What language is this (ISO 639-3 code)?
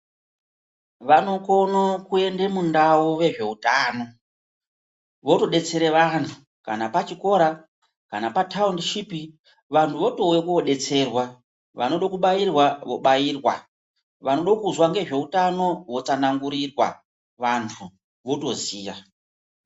ndc